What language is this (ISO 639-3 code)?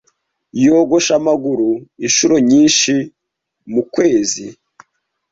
kin